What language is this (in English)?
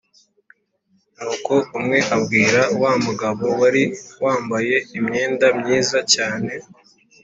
Kinyarwanda